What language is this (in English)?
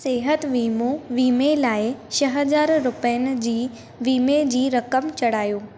Sindhi